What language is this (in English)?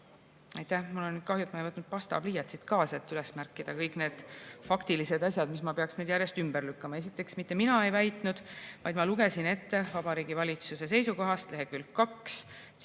Estonian